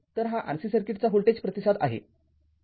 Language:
Marathi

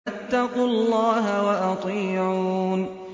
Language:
Arabic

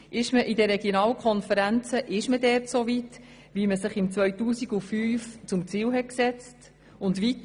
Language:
Swiss German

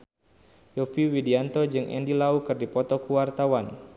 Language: Sundanese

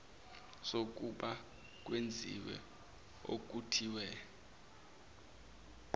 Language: Zulu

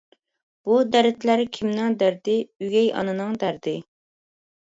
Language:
Uyghur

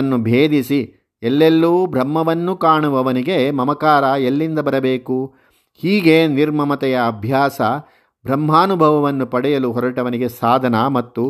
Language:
Kannada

